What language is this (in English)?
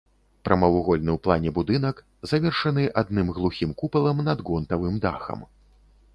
Belarusian